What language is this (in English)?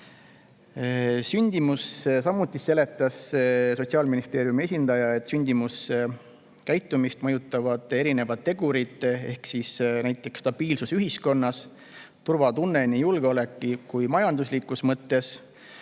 Estonian